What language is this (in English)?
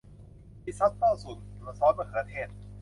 Thai